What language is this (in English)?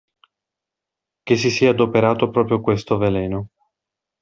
Italian